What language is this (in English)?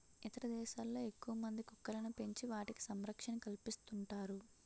Telugu